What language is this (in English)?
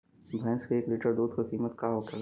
Bhojpuri